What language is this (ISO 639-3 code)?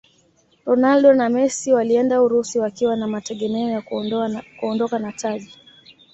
swa